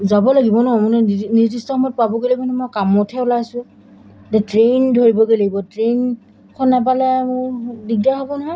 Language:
Assamese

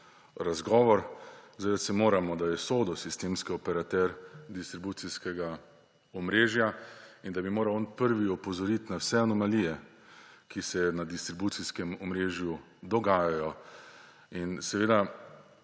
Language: Slovenian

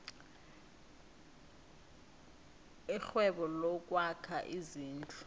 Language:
South Ndebele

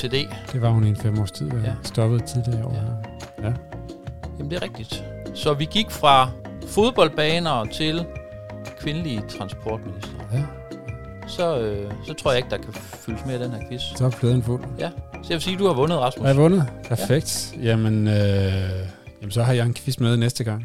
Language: Danish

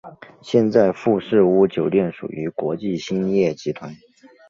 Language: Chinese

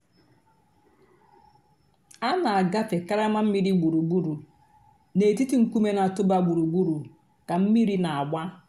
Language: Igbo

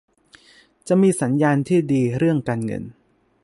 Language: Thai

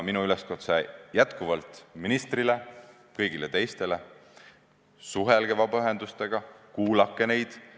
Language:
Estonian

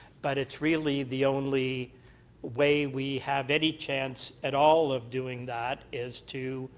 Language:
English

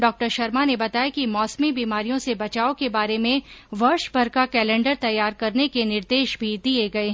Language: Hindi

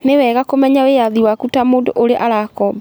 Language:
Kikuyu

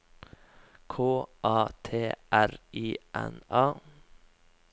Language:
Norwegian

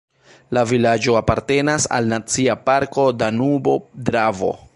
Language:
Esperanto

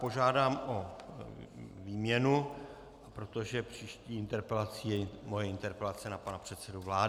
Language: Czech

